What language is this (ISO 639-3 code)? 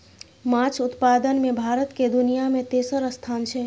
mai